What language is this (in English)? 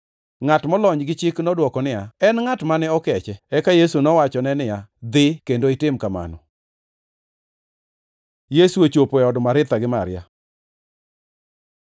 Luo (Kenya and Tanzania)